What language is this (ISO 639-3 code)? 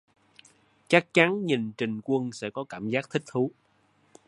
vie